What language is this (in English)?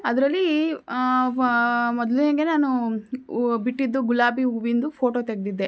Kannada